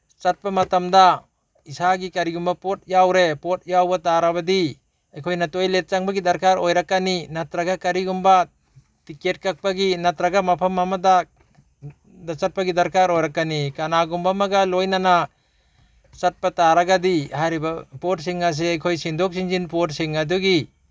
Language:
Manipuri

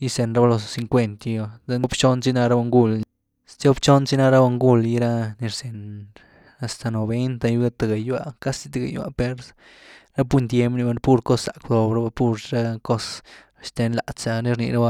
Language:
Güilá Zapotec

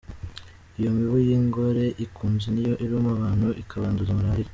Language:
Kinyarwanda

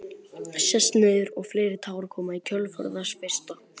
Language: Icelandic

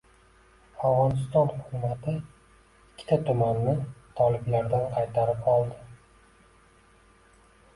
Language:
Uzbek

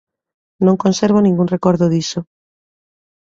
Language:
Galician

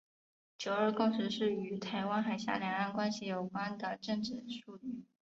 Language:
Chinese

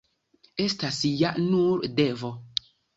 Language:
Esperanto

